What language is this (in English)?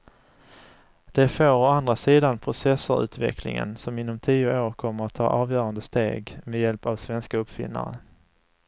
Swedish